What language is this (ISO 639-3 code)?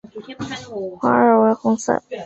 zho